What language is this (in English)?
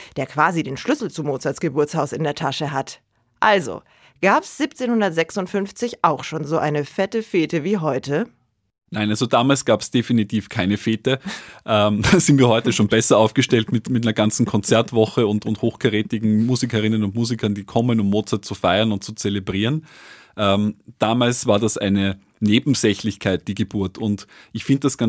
German